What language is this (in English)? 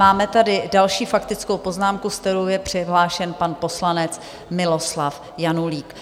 Czech